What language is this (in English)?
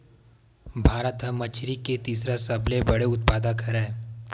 Chhattisgarhi